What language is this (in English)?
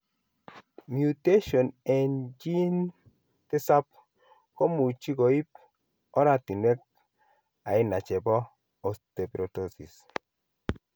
Kalenjin